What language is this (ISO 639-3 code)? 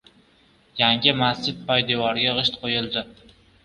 uzb